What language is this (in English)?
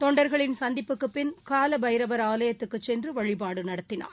Tamil